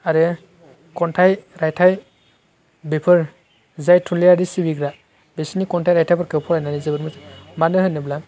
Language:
Bodo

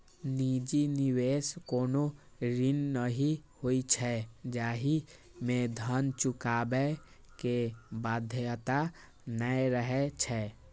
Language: Maithili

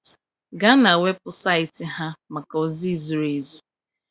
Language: Igbo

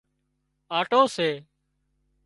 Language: Wadiyara Koli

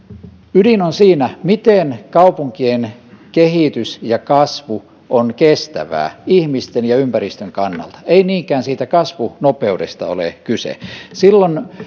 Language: Finnish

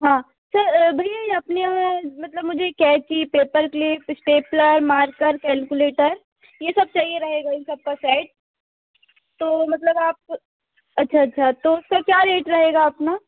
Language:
Hindi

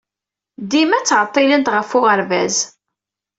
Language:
Kabyle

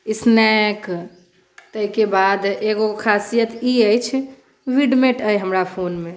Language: Maithili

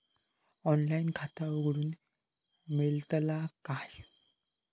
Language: Marathi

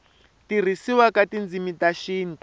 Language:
Tsonga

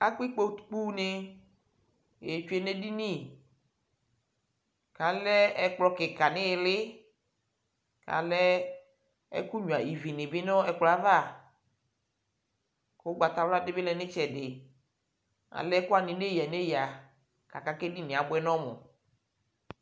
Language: Ikposo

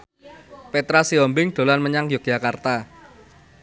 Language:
Javanese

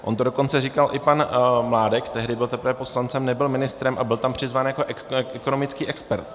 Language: Czech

